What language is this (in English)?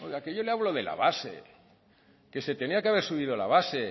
Spanish